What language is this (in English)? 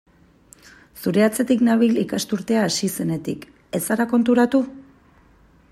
Basque